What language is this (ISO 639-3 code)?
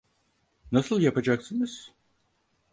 tur